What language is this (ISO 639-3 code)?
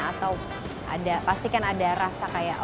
ind